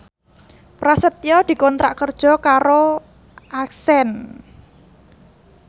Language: Javanese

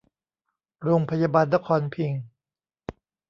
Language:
Thai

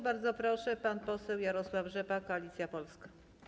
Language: Polish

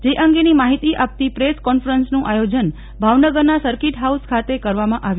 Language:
Gujarati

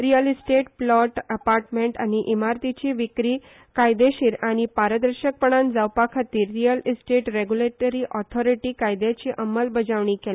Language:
Konkani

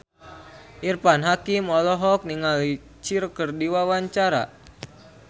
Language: Sundanese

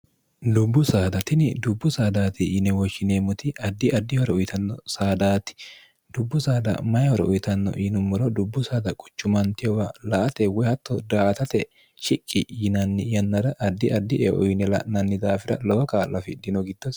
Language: Sidamo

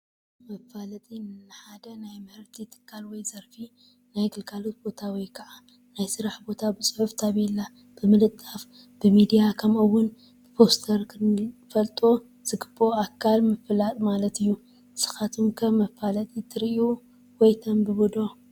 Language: Tigrinya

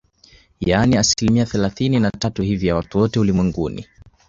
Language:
Swahili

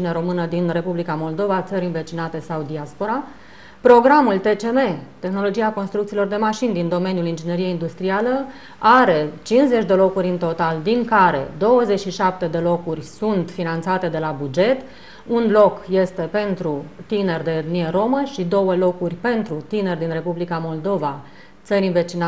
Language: Romanian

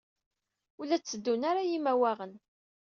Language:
Kabyle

